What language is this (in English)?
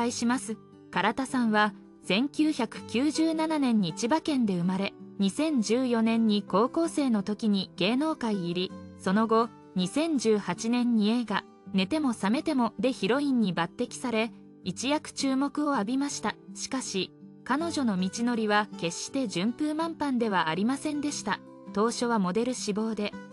Japanese